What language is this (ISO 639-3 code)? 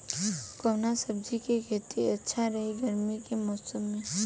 bho